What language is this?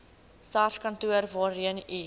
Afrikaans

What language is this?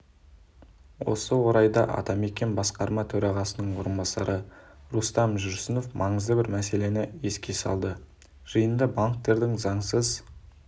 Kazakh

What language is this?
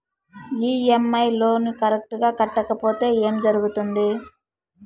Telugu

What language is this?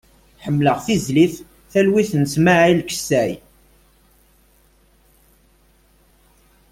Kabyle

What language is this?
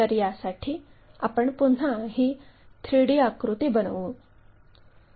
Marathi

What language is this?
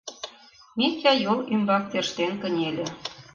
Mari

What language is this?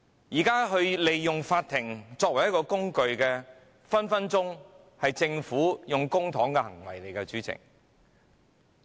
Cantonese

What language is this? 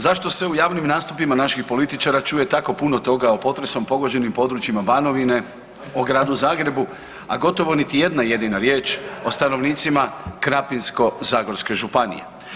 Croatian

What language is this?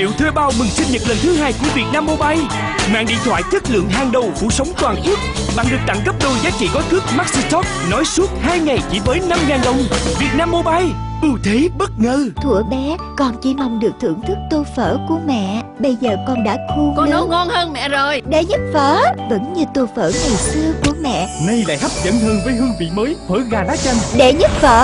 Vietnamese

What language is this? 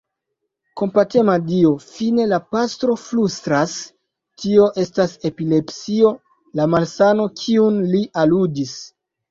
Esperanto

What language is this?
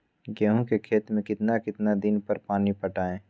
Magahi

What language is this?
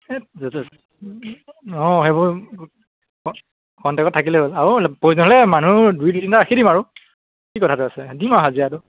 Assamese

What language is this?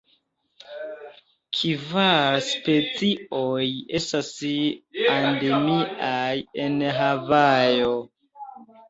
Esperanto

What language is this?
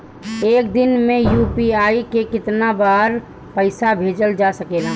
Bhojpuri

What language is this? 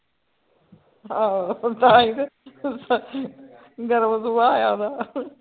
Punjabi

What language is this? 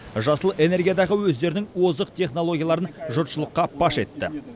Kazakh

